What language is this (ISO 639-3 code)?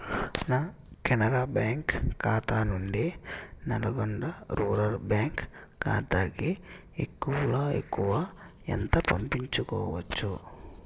tel